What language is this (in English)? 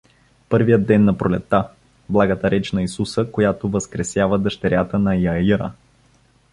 Bulgarian